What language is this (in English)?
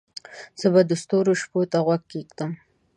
Pashto